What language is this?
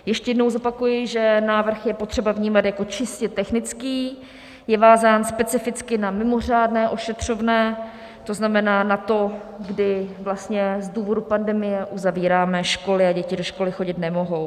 Czech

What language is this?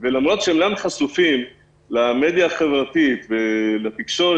Hebrew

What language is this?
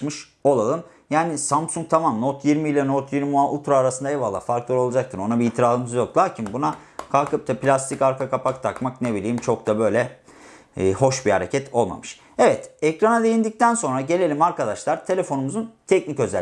Turkish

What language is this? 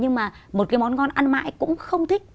Vietnamese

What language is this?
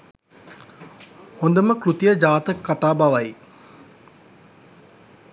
Sinhala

